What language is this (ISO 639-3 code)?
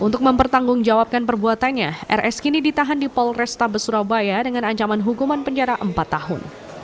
ind